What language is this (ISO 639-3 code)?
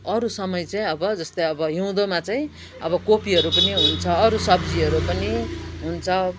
nep